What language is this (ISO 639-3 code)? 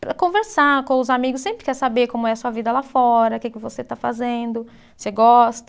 por